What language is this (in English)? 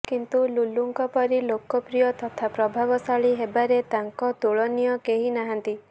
Odia